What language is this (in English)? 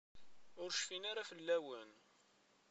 Kabyle